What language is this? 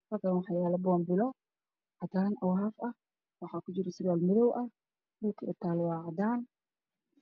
Somali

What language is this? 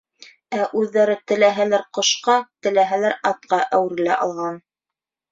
Bashkir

